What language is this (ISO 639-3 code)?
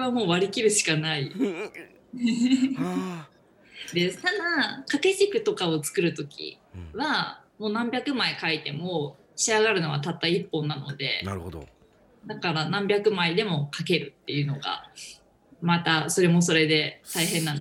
jpn